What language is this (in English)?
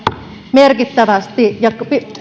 Finnish